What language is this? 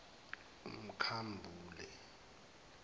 Zulu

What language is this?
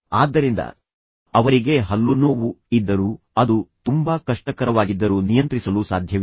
Kannada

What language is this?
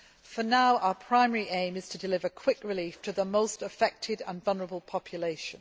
English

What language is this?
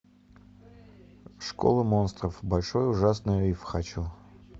Russian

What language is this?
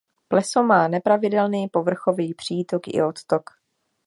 Czech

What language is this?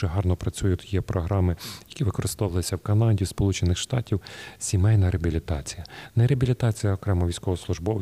Ukrainian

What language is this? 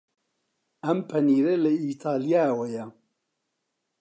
Central Kurdish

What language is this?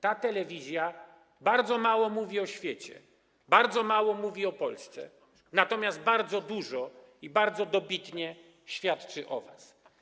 Polish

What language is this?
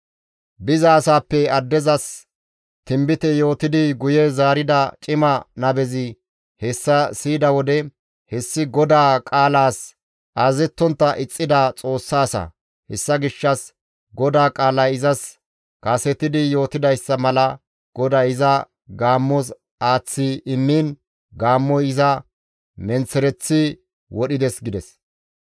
Gamo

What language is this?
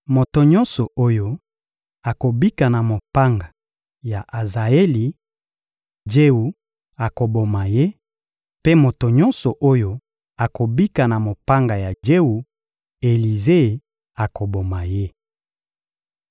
Lingala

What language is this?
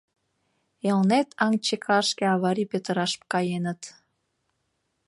Mari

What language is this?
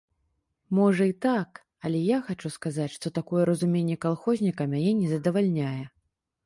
Belarusian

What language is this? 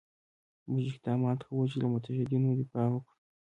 Pashto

